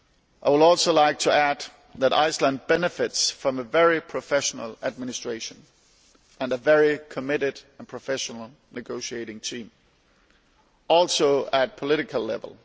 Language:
English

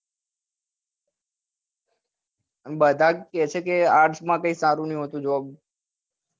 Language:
Gujarati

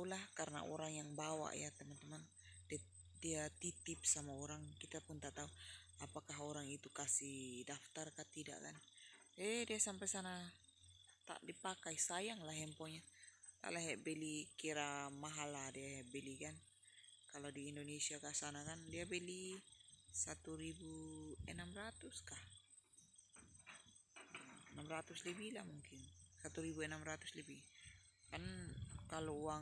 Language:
Indonesian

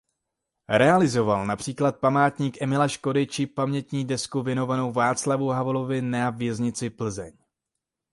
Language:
Czech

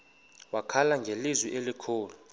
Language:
Xhosa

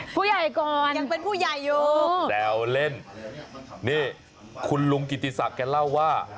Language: Thai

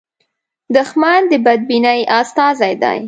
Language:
Pashto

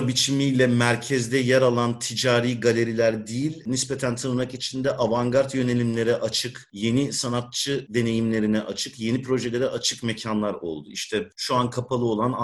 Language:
Turkish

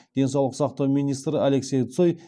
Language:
Kazakh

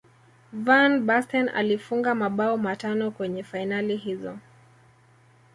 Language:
Swahili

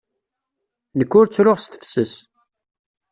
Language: Kabyle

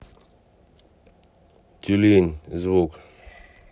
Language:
Russian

